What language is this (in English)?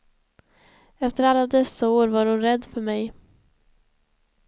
Swedish